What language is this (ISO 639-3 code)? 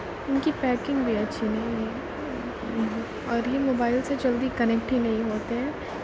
urd